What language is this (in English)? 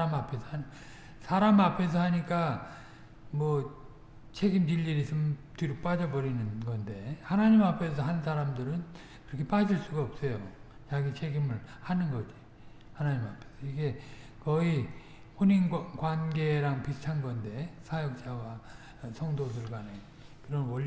Korean